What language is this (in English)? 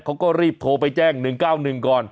Thai